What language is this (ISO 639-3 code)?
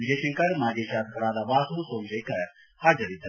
kan